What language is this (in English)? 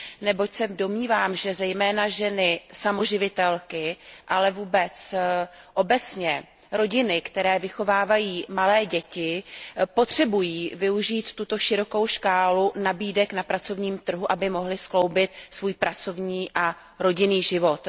Czech